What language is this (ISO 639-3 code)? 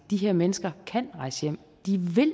dan